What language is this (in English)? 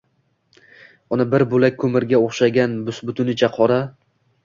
Uzbek